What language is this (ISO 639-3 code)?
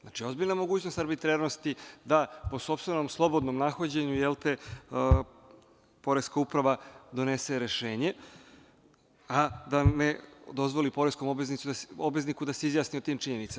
srp